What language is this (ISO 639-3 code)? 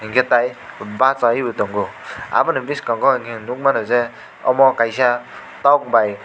trp